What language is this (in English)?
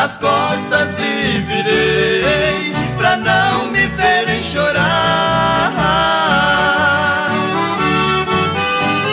Portuguese